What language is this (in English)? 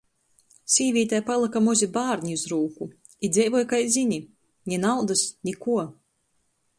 Latgalian